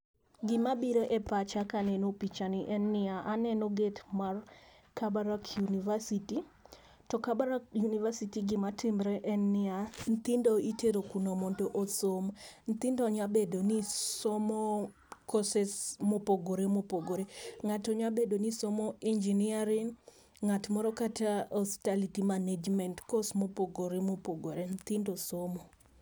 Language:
Luo (Kenya and Tanzania)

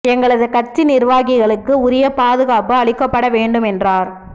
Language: Tamil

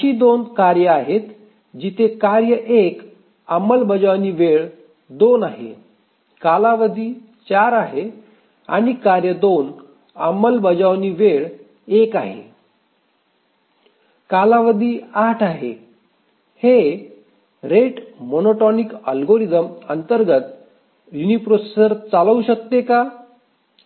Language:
Marathi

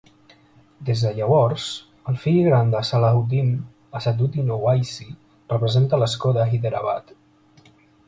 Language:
Catalan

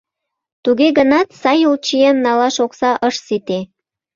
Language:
Mari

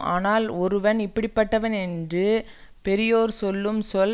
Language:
Tamil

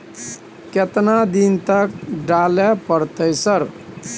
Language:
Maithili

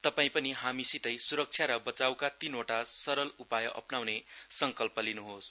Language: Nepali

